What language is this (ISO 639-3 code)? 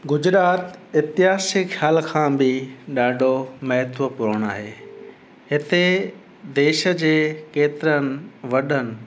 snd